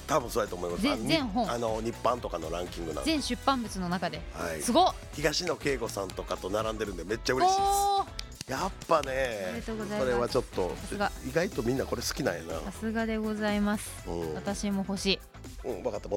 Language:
Japanese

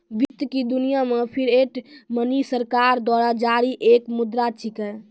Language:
Maithili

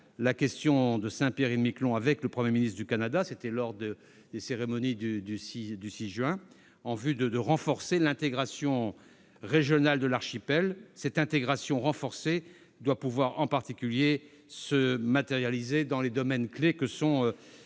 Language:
French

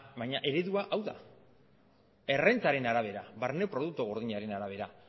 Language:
Basque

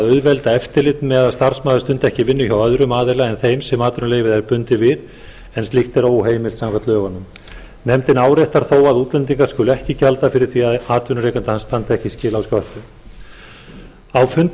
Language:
Icelandic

